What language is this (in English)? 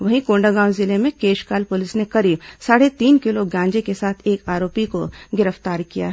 Hindi